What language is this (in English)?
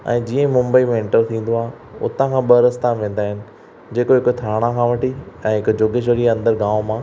Sindhi